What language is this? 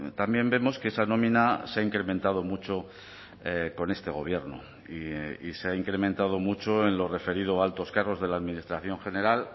Spanish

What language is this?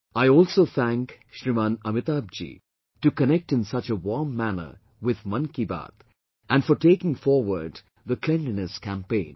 English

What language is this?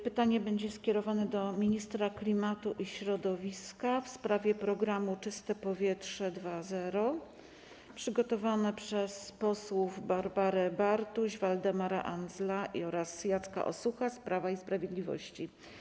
Polish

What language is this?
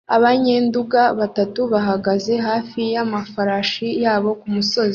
Kinyarwanda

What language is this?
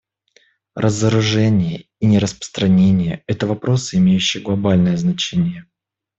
Russian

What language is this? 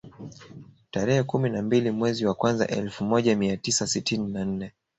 Swahili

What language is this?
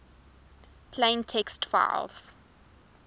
English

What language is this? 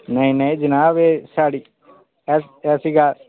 Dogri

